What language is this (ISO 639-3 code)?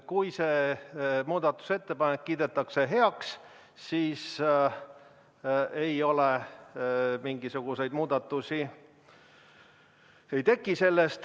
est